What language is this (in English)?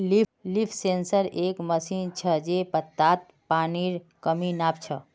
Magahi